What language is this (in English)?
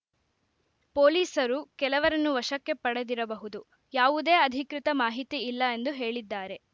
Kannada